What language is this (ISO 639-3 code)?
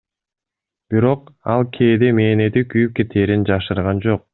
kir